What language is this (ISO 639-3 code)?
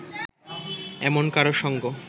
ben